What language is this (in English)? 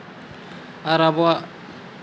Santali